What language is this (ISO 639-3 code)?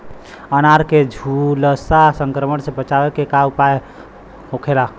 bho